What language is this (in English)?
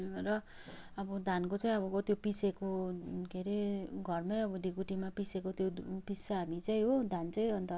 Nepali